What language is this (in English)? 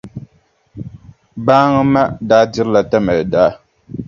Dagbani